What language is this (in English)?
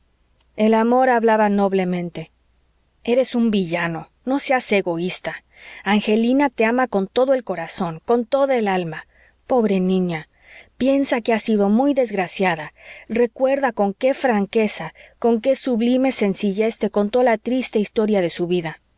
Spanish